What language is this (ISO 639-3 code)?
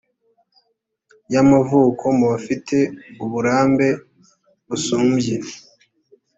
kin